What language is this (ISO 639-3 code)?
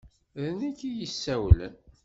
kab